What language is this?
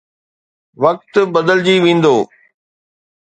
Sindhi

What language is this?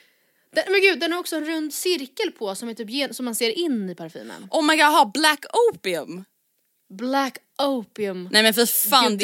Swedish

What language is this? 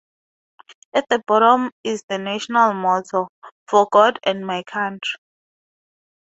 English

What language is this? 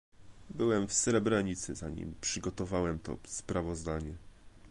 Polish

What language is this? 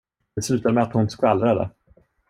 Swedish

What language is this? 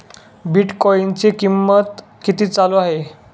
Marathi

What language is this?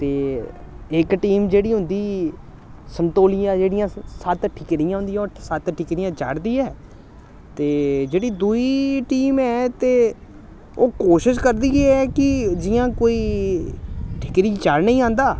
Dogri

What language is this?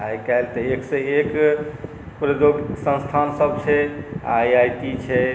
Maithili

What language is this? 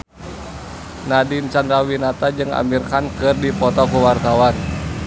Sundanese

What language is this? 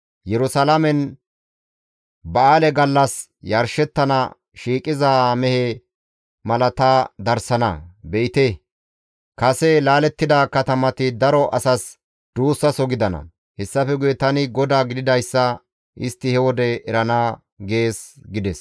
Gamo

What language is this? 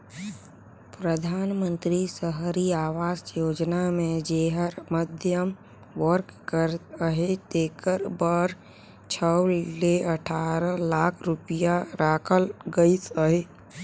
Chhattisgarhi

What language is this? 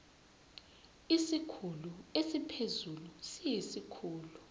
Zulu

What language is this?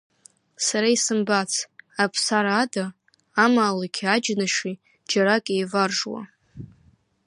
Abkhazian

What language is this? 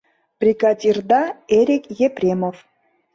Mari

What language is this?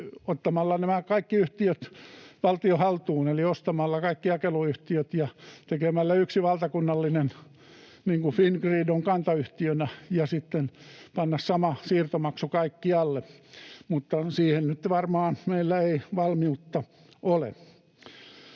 Finnish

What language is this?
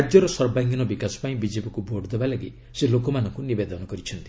Odia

